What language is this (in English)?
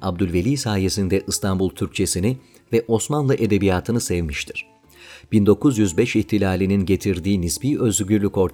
Turkish